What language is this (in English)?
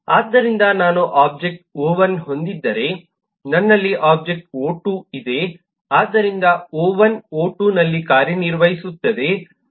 Kannada